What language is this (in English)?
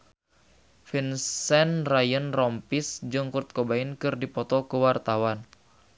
Sundanese